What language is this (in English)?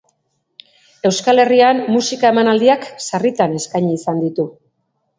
Basque